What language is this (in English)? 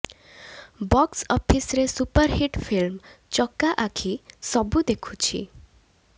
Odia